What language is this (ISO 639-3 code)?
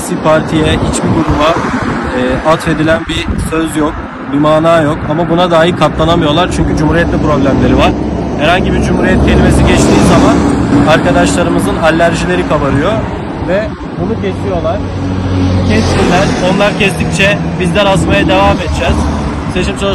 tur